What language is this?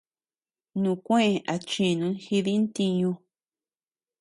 Tepeuxila Cuicatec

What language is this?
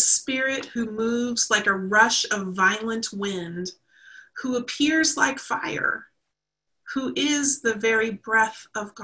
English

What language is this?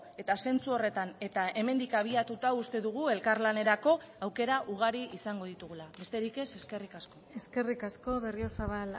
Basque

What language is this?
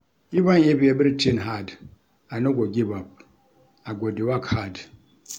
Nigerian Pidgin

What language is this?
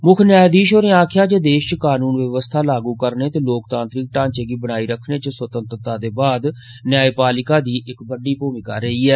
Dogri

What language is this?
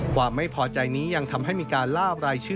Thai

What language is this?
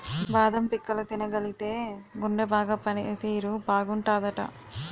Telugu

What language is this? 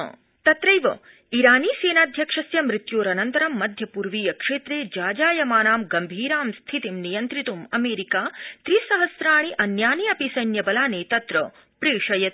Sanskrit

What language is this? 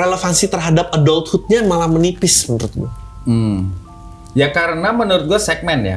Indonesian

